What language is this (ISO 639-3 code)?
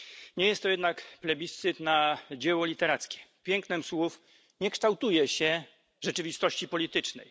pol